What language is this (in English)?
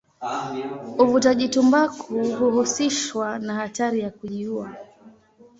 Swahili